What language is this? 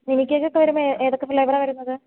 Malayalam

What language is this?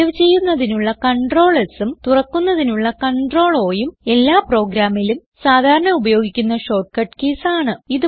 Malayalam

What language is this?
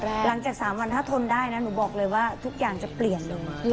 Thai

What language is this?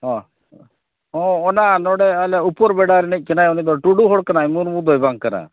Santali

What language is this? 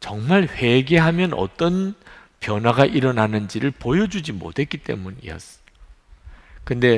Korean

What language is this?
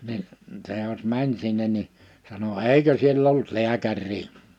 Finnish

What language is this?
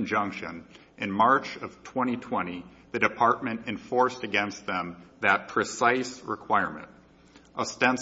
English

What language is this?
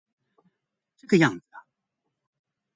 Chinese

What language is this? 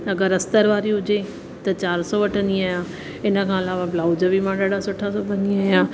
Sindhi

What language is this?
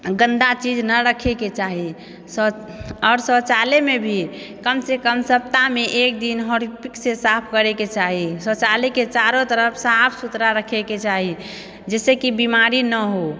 Maithili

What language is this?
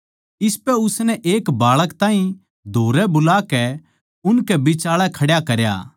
Haryanvi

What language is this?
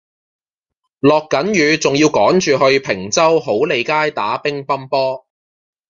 Cantonese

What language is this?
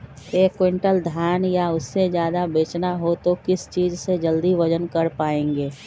Magahi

